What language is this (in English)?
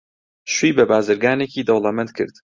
Central Kurdish